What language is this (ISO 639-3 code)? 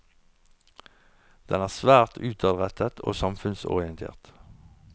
nor